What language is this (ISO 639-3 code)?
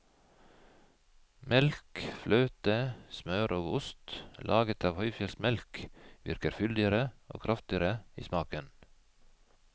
nor